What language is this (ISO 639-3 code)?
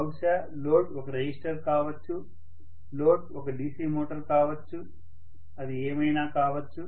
tel